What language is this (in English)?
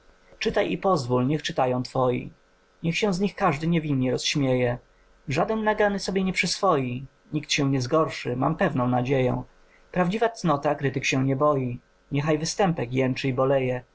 Polish